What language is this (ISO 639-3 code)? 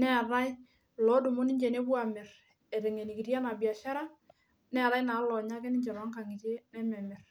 mas